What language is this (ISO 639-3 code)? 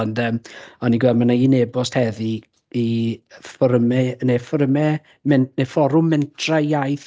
cym